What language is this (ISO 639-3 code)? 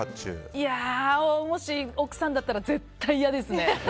jpn